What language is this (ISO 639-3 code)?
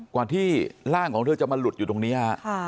tha